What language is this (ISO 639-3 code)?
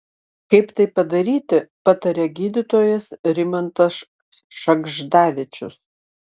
lit